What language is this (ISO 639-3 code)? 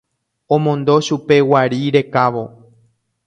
grn